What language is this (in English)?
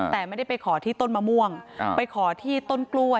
Thai